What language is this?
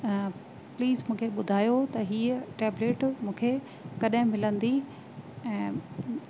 Sindhi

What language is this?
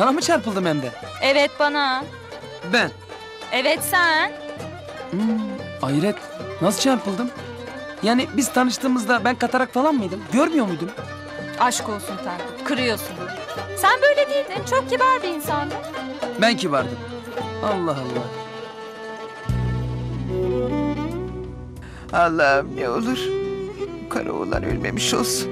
Turkish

